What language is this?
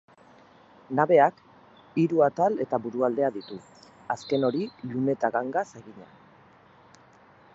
Basque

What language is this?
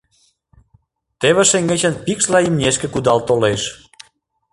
Mari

